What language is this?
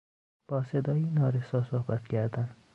Persian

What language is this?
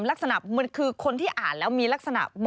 Thai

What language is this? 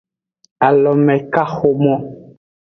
Aja (Benin)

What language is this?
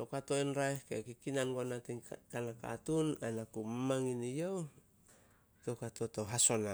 Solos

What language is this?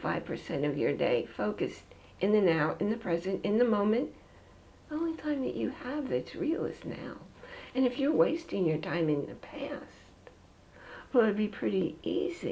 English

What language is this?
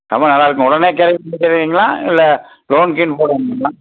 Tamil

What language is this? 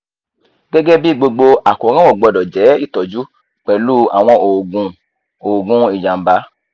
Yoruba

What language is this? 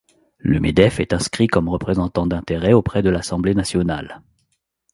French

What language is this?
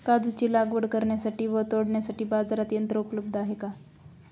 Marathi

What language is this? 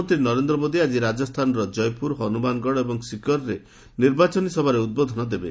Odia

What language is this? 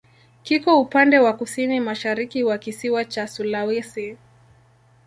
Swahili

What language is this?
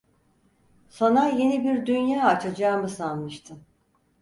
Turkish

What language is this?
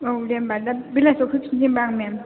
Bodo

